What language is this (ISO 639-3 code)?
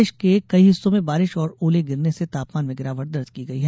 hin